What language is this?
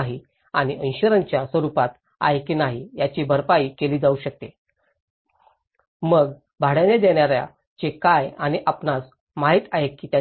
Marathi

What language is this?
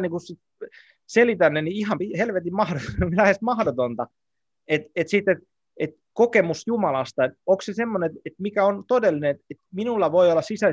Finnish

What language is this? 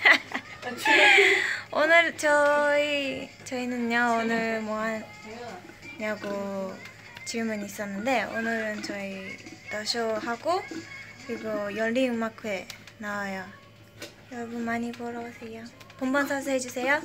Korean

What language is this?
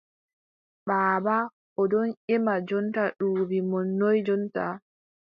Adamawa Fulfulde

